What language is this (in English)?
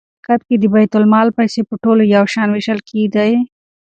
Pashto